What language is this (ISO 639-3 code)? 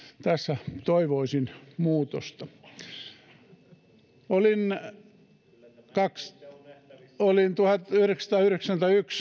fin